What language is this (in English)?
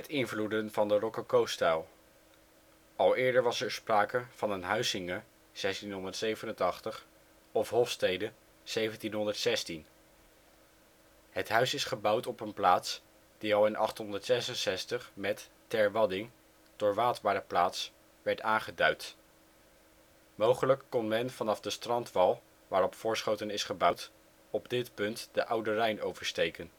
Dutch